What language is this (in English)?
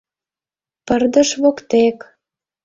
Mari